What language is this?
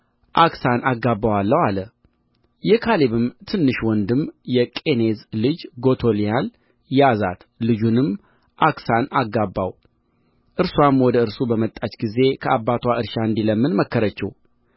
Amharic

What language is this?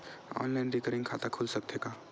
Chhattisgarhi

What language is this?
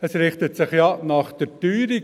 Swiss German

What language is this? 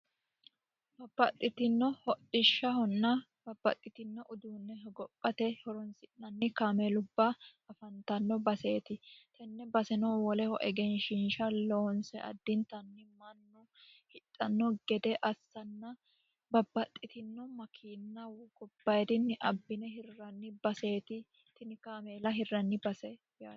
Sidamo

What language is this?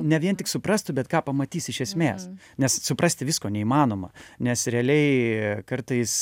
Lithuanian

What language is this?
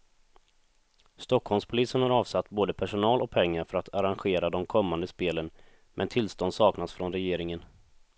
Swedish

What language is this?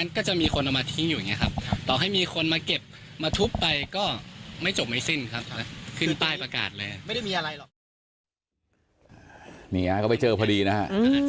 Thai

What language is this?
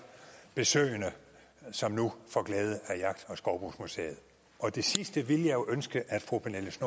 Danish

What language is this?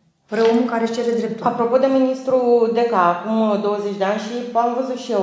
Romanian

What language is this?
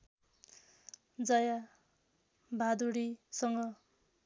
Nepali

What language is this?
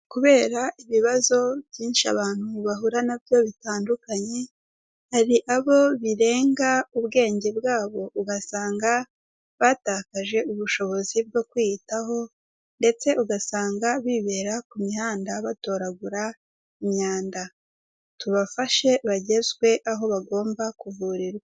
Kinyarwanda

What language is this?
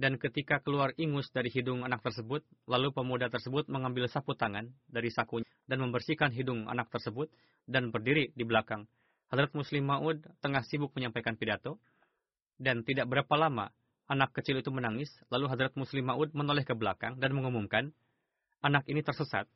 Indonesian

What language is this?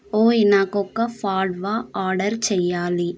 Telugu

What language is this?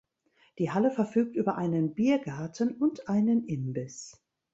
German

